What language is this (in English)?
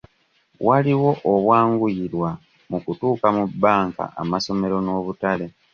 Ganda